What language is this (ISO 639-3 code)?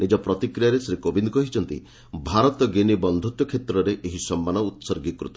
ori